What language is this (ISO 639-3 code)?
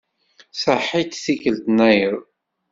kab